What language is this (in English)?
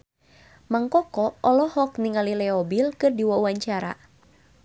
Sundanese